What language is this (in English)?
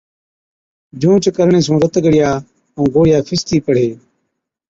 Od